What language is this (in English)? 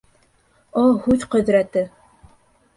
Bashkir